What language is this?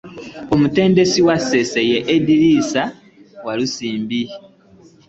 Ganda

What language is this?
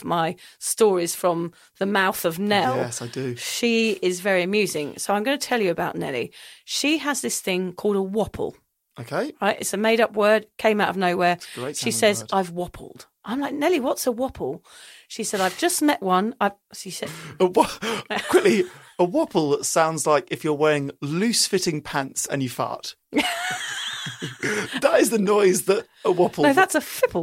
English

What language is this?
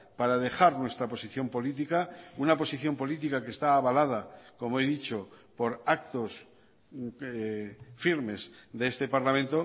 Spanish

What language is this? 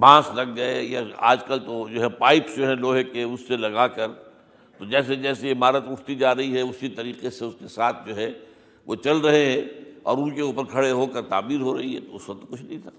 Urdu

